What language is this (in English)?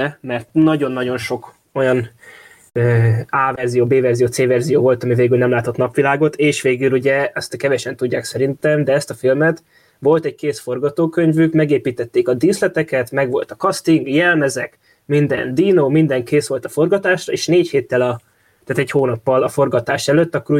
Hungarian